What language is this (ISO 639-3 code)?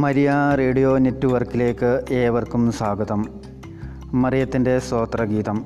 mal